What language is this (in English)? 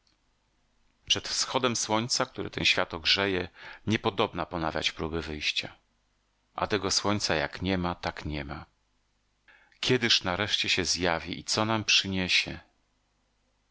Polish